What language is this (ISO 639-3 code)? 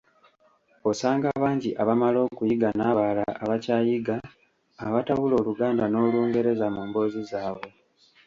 lug